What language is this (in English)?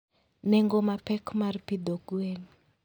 Luo (Kenya and Tanzania)